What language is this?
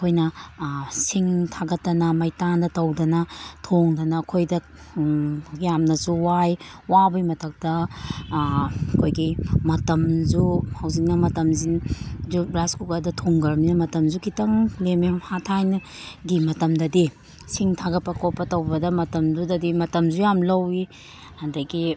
Manipuri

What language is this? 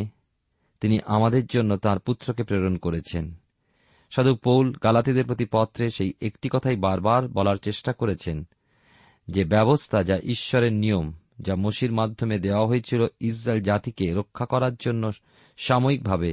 Bangla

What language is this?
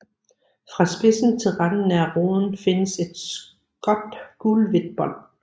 Danish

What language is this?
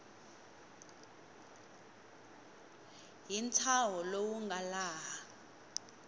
Tsonga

